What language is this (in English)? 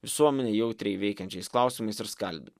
Lithuanian